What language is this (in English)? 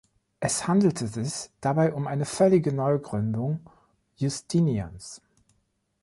German